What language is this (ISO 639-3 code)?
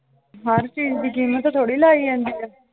pan